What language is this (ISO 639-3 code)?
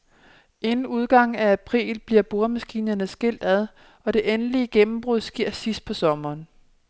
dan